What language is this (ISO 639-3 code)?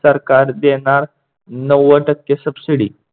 mar